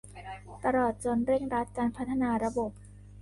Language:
Thai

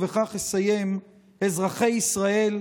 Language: Hebrew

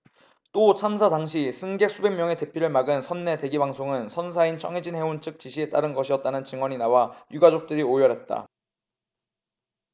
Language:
Korean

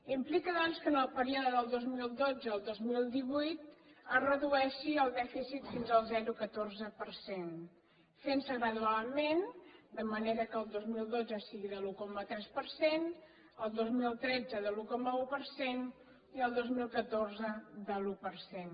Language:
Catalan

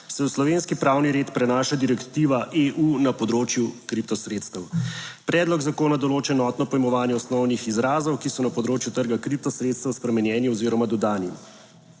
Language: Slovenian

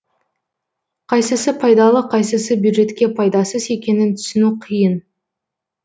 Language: Kazakh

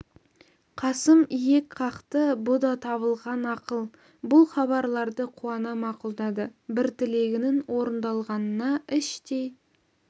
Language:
Kazakh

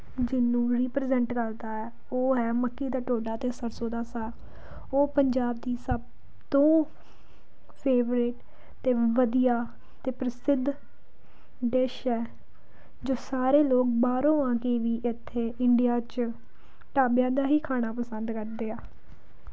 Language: Punjabi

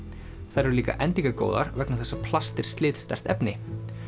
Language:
Icelandic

